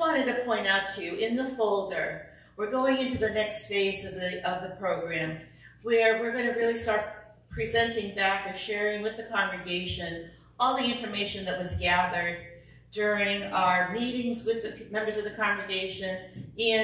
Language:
English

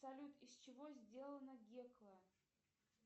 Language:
Russian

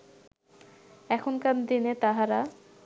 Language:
Bangla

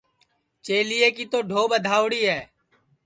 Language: Sansi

